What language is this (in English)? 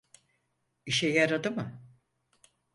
Turkish